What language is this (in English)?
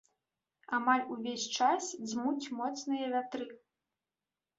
Belarusian